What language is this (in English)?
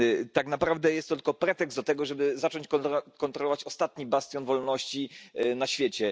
Polish